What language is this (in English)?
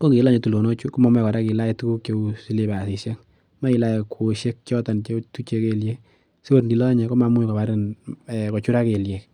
Kalenjin